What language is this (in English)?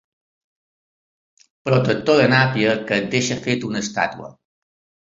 Catalan